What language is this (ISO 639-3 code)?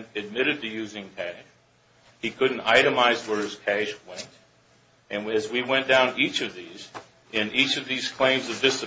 eng